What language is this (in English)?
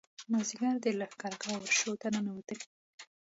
Pashto